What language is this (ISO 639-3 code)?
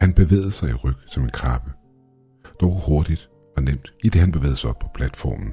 dan